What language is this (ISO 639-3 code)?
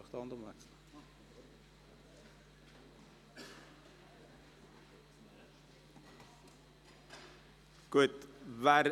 gsw